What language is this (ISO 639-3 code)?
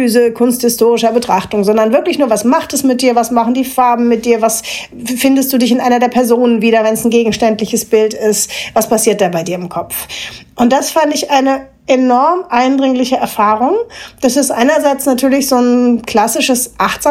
deu